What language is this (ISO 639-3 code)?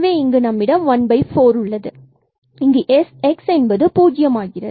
tam